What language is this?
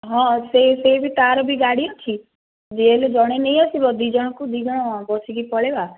Odia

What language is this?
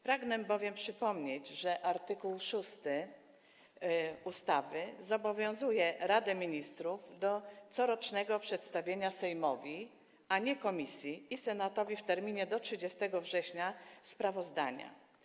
Polish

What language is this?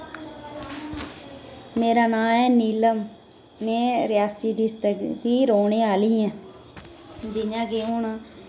Dogri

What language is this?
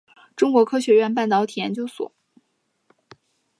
Chinese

